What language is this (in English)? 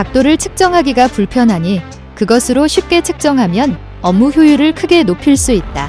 Korean